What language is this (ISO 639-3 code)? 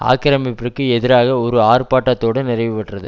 tam